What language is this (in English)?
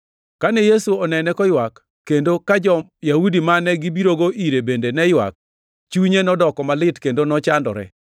Luo (Kenya and Tanzania)